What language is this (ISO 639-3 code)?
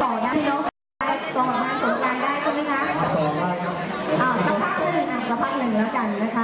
tha